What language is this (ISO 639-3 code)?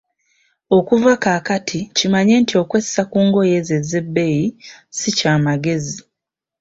lug